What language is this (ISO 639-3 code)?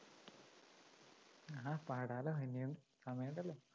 mal